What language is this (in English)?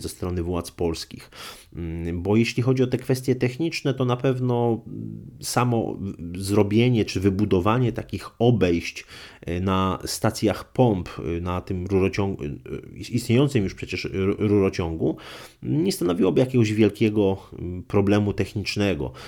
Polish